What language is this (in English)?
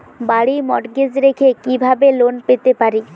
Bangla